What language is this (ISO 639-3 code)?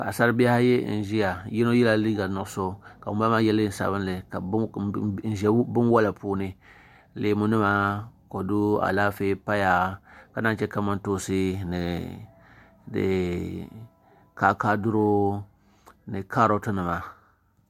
dag